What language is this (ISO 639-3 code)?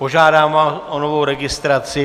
ces